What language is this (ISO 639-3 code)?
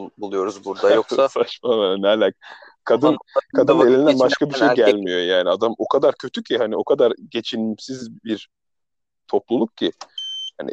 tur